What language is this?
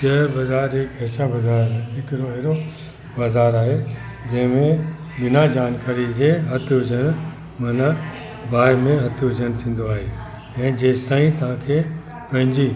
Sindhi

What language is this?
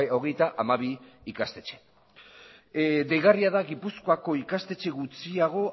Basque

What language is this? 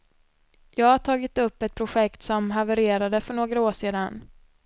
Swedish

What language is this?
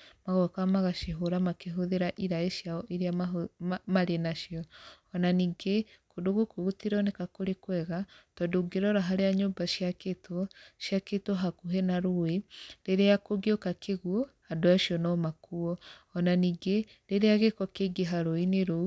Kikuyu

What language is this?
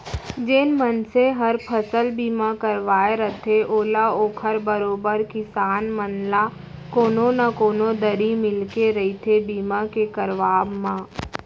Chhattisgarhi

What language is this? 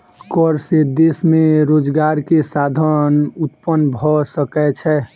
Maithili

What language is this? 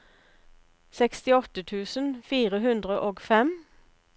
Norwegian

